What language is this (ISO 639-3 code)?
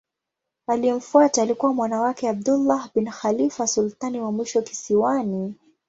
swa